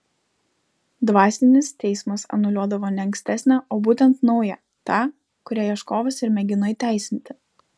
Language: Lithuanian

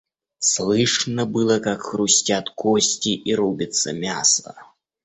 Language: Russian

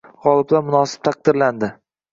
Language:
Uzbek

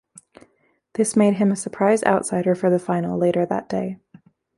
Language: English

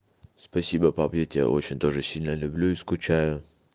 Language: Russian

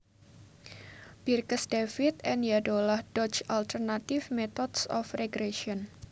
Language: Javanese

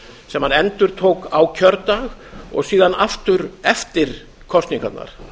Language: Icelandic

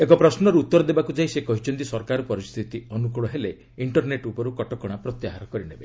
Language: Odia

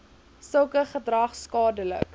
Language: Afrikaans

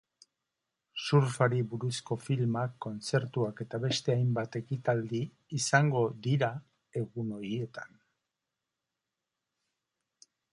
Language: Basque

